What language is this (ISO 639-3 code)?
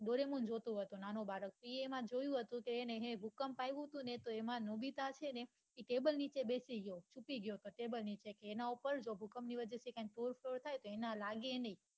guj